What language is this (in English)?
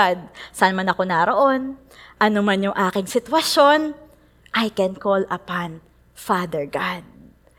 Filipino